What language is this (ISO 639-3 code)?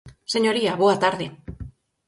glg